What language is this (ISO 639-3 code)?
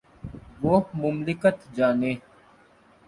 urd